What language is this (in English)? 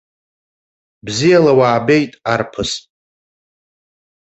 Abkhazian